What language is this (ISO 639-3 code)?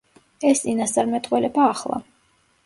kat